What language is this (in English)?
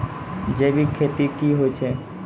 Maithili